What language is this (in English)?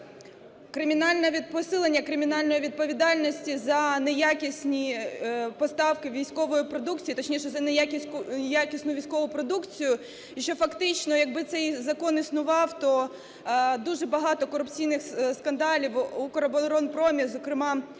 Ukrainian